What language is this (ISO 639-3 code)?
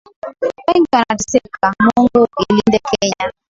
swa